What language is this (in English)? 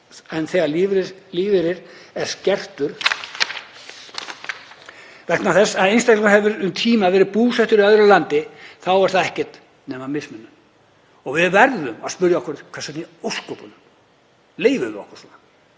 Icelandic